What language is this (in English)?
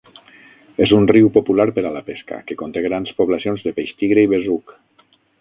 Catalan